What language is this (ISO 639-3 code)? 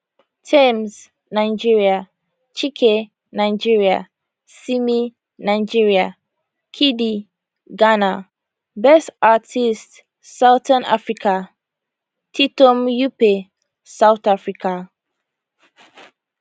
pcm